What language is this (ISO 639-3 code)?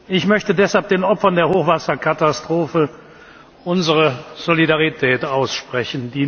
deu